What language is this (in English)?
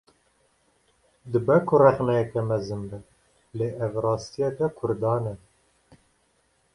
Kurdish